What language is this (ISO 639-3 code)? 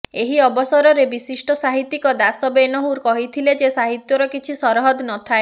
ori